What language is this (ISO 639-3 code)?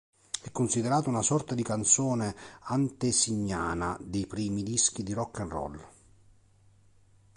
ita